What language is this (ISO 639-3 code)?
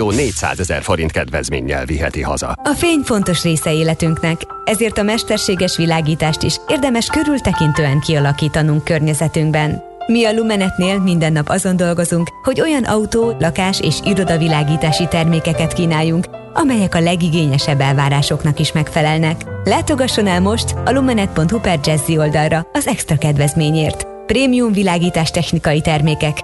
hun